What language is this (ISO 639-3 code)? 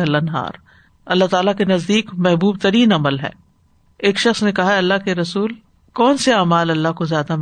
urd